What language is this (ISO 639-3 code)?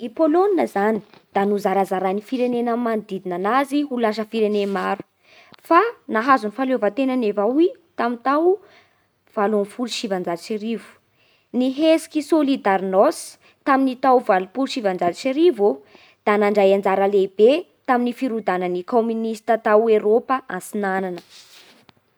bhr